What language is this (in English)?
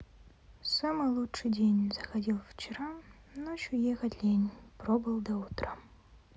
Russian